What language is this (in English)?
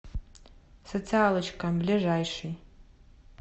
Russian